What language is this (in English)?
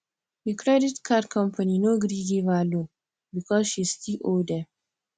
Nigerian Pidgin